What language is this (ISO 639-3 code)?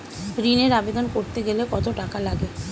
ben